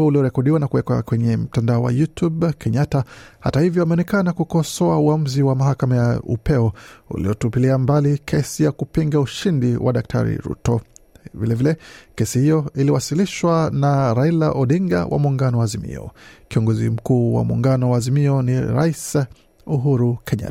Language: Swahili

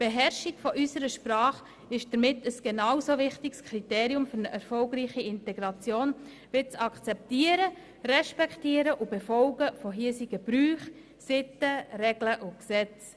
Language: Swiss German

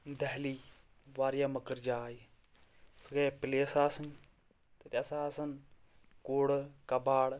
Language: Kashmiri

